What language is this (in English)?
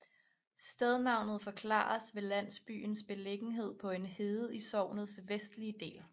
Danish